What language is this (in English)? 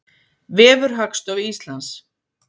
Icelandic